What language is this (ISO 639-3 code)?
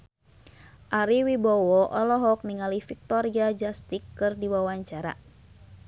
sun